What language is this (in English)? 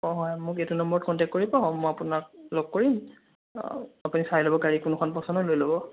Assamese